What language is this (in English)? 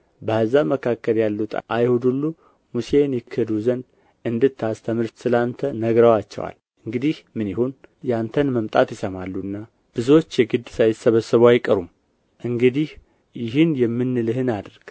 Amharic